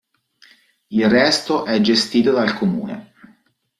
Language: Italian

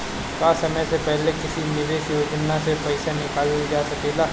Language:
Bhojpuri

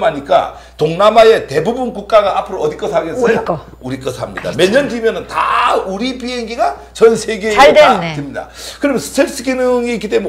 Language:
Korean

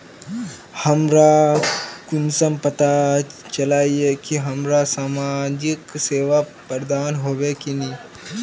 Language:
Magahi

